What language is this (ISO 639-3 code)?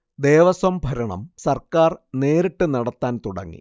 mal